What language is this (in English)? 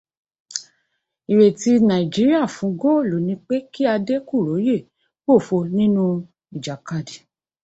Yoruba